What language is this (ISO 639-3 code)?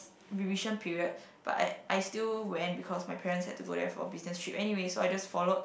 eng